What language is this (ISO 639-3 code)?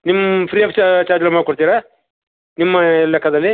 kan